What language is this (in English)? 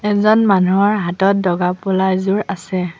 Assamese